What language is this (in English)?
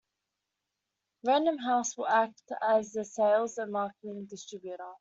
English